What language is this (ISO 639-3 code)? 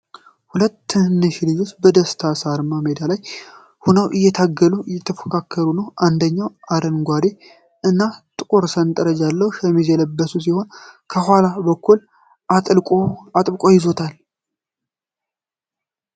amh